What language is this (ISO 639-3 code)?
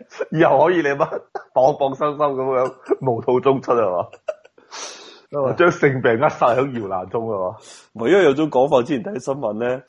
zho